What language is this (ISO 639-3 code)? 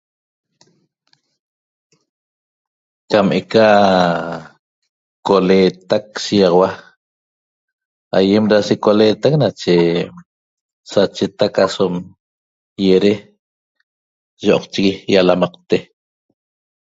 tob